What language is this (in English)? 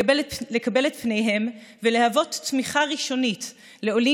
Hebrew